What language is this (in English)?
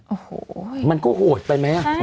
Thai